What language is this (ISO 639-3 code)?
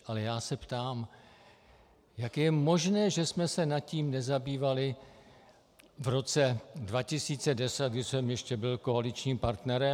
ces